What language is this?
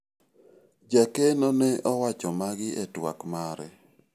Luo (Kenya and Tanzania)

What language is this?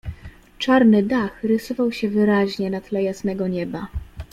Polish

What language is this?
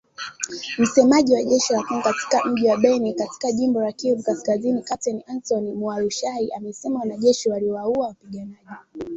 Swahili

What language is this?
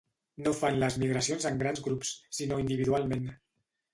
Catalan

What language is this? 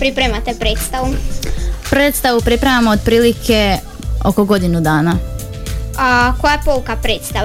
Croatian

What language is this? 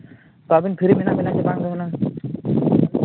Santali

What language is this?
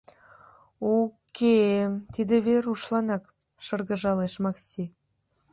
Mari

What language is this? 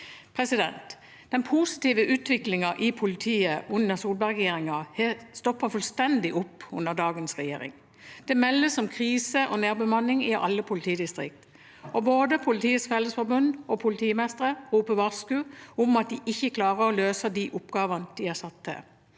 Norwegian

